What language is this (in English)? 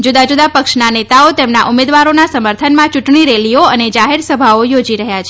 Gujarati